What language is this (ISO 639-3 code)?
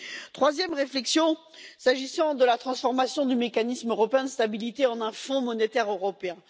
fra